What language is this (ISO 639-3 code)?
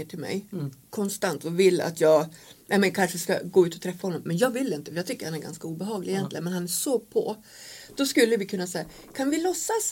swe